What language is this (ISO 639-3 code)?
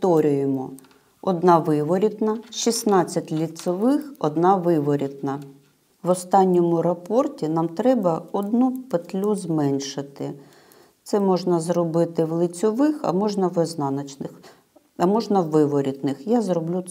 ukr